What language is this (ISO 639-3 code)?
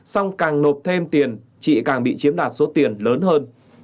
vie